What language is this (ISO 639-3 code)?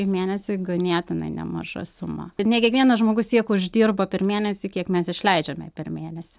lit